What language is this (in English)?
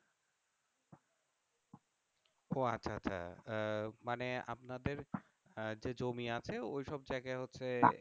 Bangla